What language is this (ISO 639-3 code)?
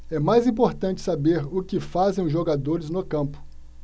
por